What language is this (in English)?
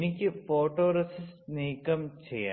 Malayalam